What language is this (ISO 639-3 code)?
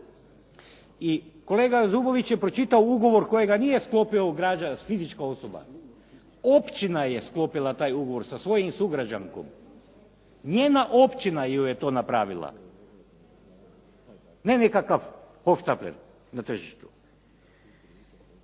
hrv